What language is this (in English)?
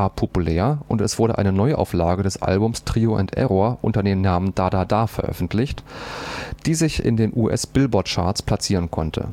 German